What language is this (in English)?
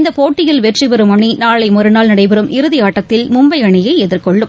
Tamil